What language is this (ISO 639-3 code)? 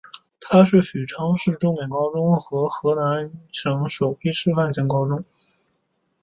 zho